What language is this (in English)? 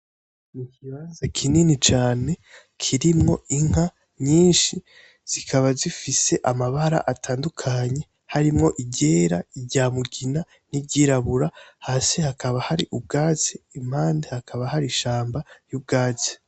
Rundi